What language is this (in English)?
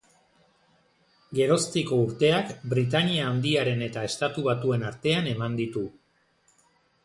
Basque